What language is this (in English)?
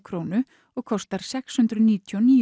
Icelandic